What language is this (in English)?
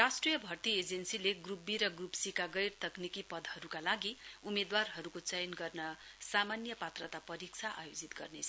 Nepali